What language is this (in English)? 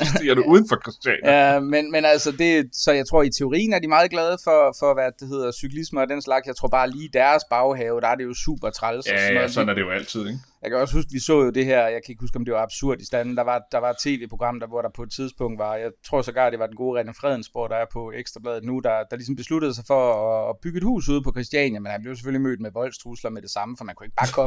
Danish